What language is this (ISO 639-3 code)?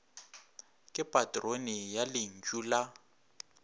nso